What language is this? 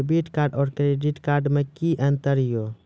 Maithili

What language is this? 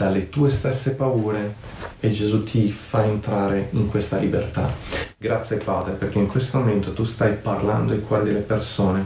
Italian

